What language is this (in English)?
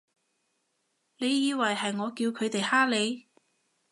Cantonese